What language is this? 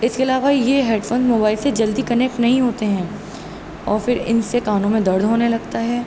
Urdu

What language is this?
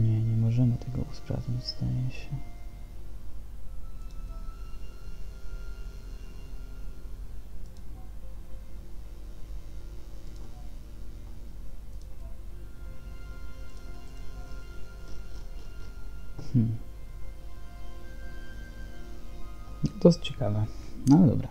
Polish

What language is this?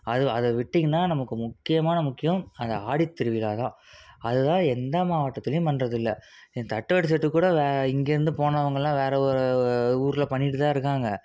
Tamil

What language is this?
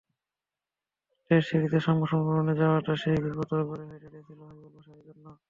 Bangla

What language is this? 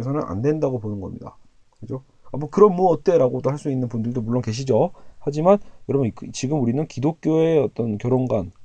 Korean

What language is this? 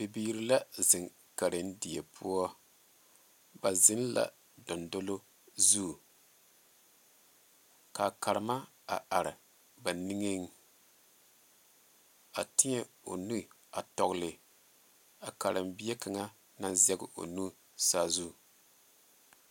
Southern Dagaare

